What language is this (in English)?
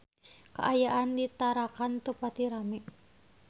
Sundanese